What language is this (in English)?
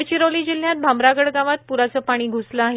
Marathi